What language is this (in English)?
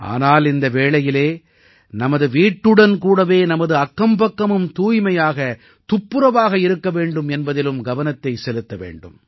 Tamil